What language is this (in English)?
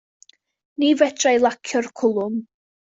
Welsh